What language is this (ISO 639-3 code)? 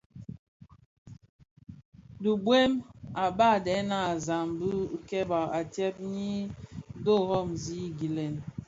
ksf